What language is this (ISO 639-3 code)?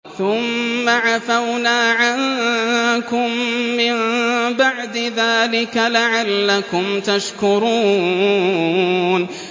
ara